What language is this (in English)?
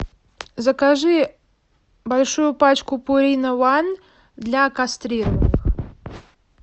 Russian